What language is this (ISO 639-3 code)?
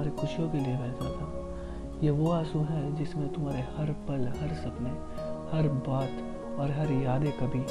hin